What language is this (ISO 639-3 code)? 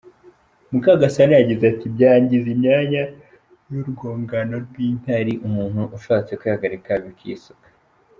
kin